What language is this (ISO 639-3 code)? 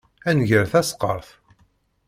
kab